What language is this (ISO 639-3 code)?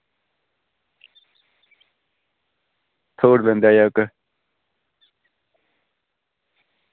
doi